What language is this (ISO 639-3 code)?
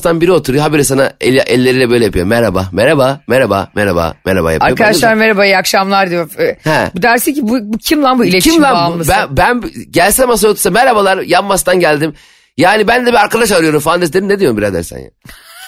tur